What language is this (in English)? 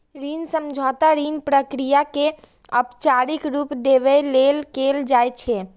Maithili